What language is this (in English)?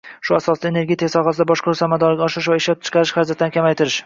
Uzbek